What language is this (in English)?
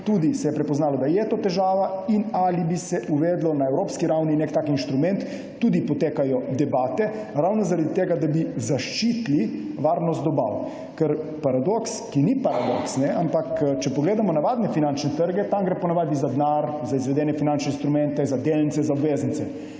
Slovenian